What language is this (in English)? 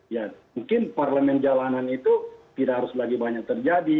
Indonesian